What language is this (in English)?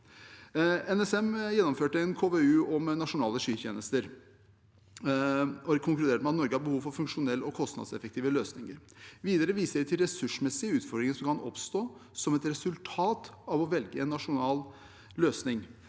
Norwegian